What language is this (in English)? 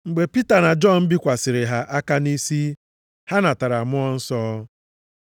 Igbo